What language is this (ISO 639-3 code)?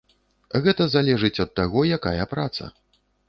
bel